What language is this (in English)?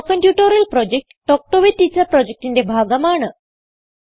Malayalam